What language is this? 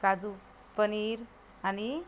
Marathi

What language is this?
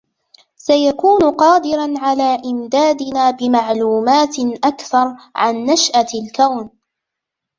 Arabic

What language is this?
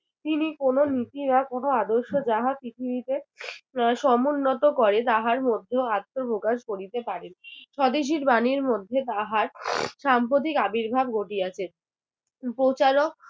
Bangla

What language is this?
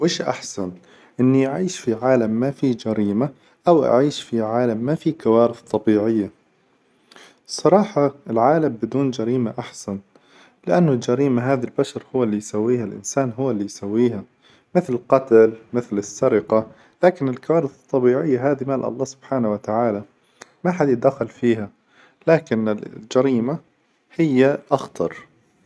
Hijazi Arabic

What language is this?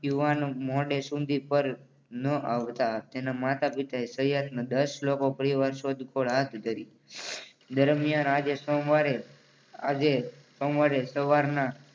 Gujarati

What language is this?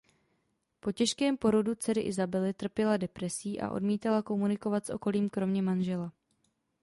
Czech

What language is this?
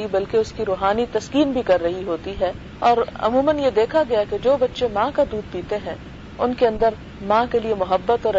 Urdu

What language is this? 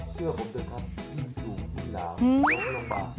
Thai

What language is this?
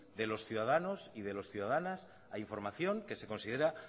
Spanish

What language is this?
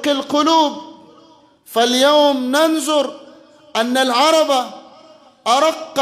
Arabic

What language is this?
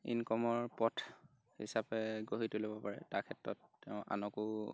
Assamese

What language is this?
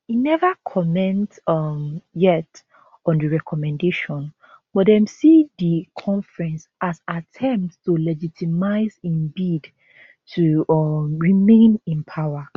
Nigerian Pidgin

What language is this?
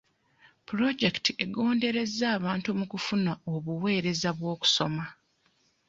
Ganda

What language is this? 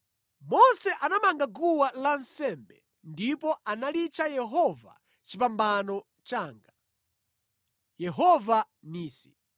Nyanja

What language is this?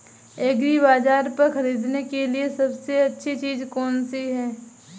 Hindi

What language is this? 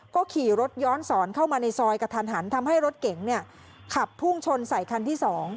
Thai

